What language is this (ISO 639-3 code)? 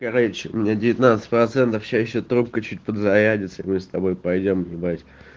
rus